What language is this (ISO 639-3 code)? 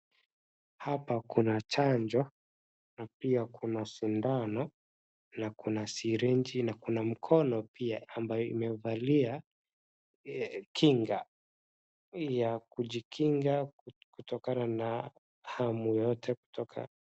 swa